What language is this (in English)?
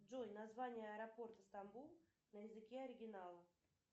Russian